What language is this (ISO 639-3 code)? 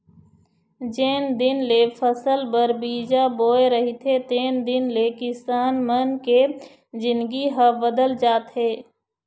hne